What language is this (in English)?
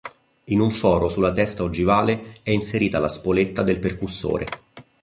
Italian